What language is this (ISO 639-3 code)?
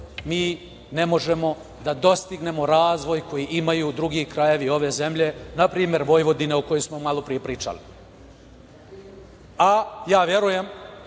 srp